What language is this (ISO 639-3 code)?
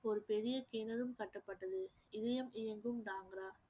tam